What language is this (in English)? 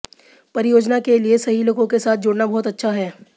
Hindi